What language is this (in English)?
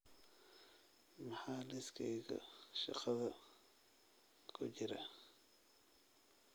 Somali